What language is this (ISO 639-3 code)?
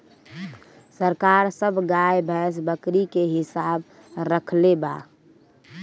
bho